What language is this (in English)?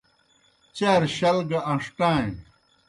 Kohistani Shina